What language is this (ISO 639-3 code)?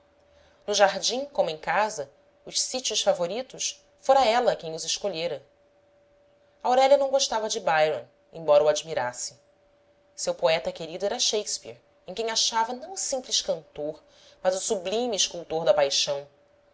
por